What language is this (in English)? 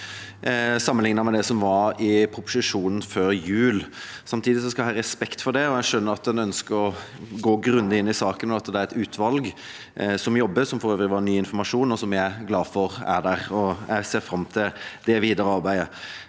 Norwegian